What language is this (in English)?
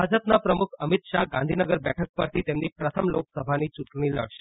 Gujarati